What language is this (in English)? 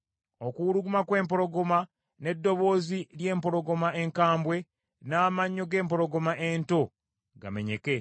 Ganda